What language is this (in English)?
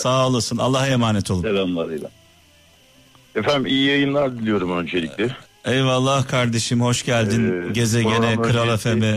Turkish